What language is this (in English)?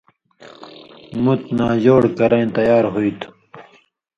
Indus Kohistani